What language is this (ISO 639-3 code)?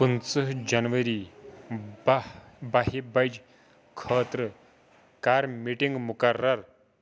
kas